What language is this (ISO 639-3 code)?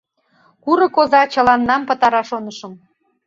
chm